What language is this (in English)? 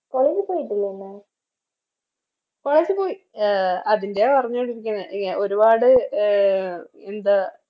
Malayalam